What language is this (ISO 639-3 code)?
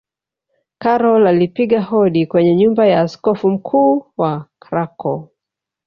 swa